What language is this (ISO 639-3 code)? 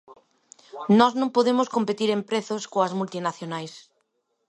glg